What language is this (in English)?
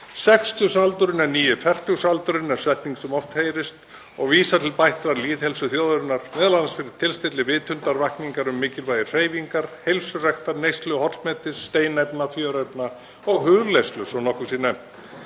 Icelandic